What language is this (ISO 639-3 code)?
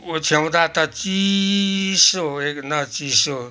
nep